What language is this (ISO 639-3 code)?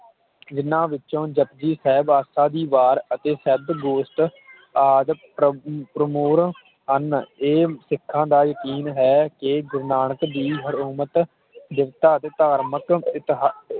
pan